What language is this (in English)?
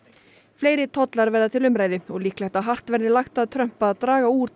Icelandic